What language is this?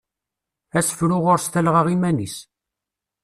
Kabyle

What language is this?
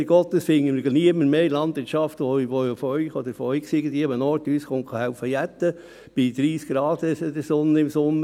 Swiss German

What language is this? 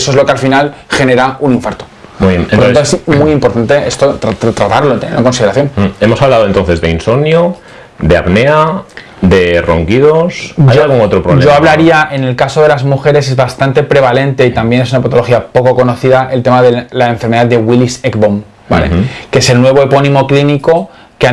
Spanish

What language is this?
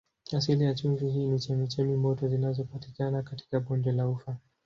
Swahili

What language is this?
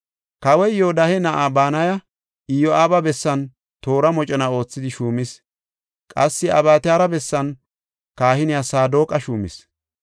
Gofa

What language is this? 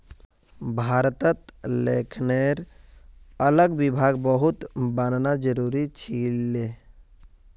Magahi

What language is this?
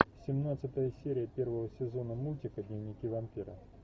Russian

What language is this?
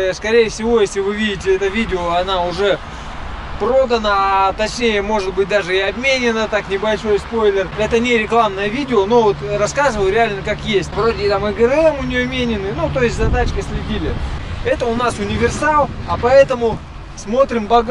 Russian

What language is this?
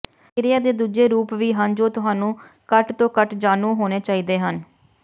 Punjabi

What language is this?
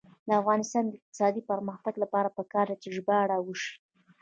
Pashto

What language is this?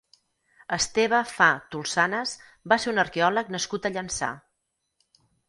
Catalan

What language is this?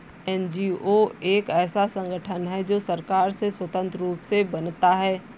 Hindi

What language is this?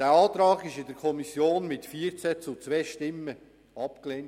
Swiss German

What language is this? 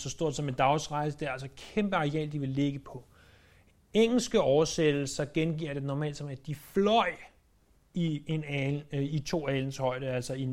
Danish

